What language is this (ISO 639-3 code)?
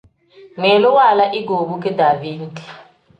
kdh